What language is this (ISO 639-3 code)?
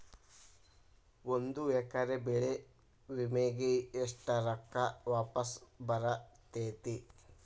kan